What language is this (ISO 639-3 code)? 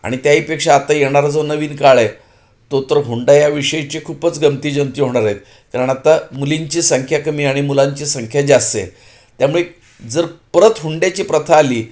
mar